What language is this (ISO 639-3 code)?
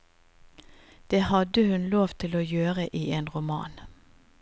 nor